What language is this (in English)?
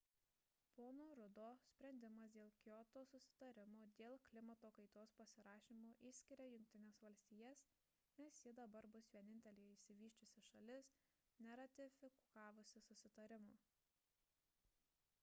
Lithuanian